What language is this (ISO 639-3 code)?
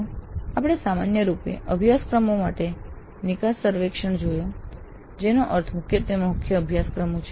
guj